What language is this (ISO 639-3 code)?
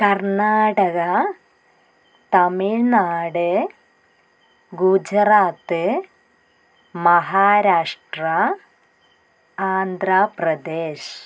mal